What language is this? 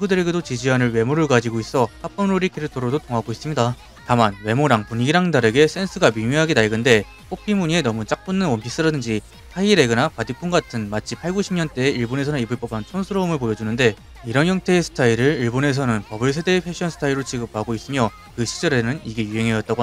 Korean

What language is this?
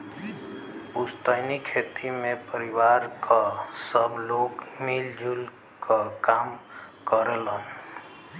Bhojpuri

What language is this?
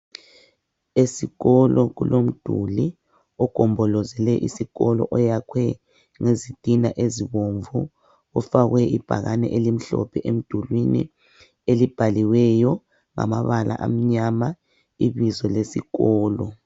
North Ndebele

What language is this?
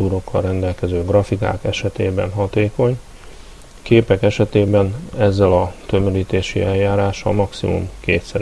Hungarian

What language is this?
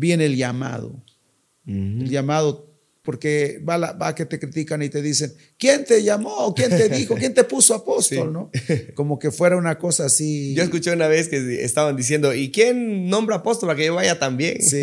Spanish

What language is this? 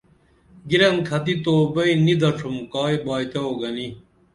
Dameli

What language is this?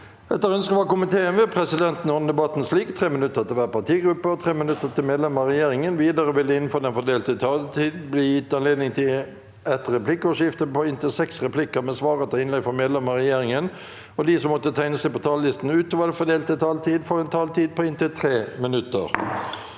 Norwegian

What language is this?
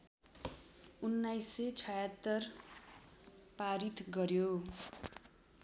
Nepali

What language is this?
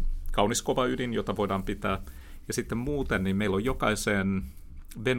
Finnish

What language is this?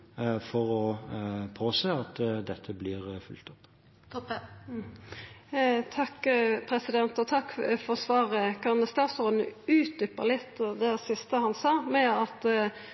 Norwegian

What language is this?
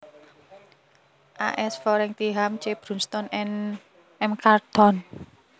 Javanese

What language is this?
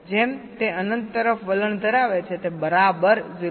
Gujarati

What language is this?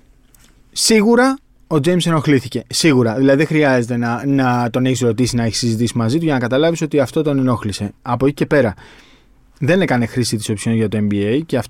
Greek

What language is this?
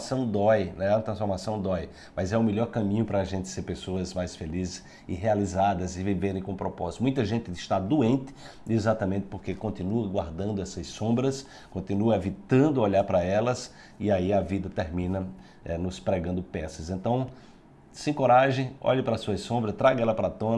Portuguese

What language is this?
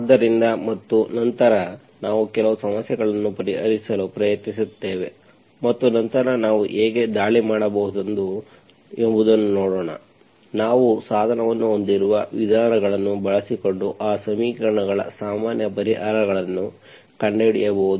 Kannada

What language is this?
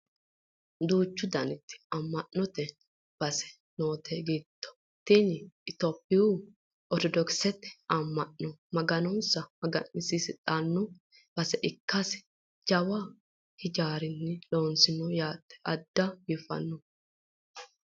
Sidamo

